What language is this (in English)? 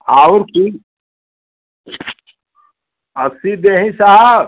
Hindi